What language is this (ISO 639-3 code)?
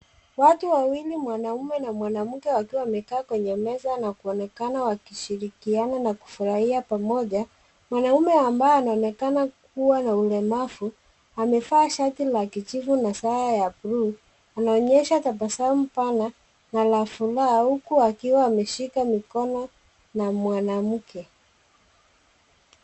swa